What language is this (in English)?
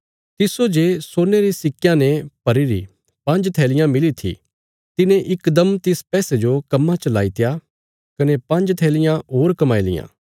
Bilaspuri